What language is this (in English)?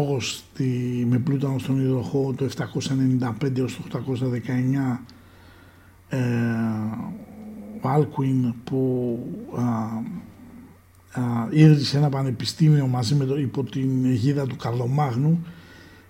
Greek